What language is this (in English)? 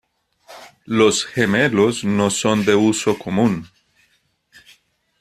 Spanish